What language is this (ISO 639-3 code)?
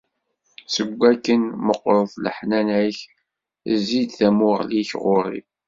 kab